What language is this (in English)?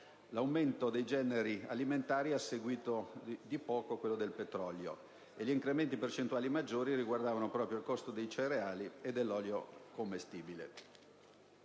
Italian